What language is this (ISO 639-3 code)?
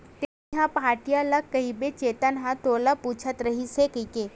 hne